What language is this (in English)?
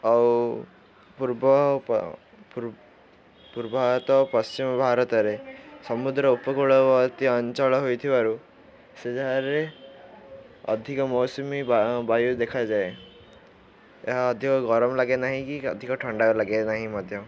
Odia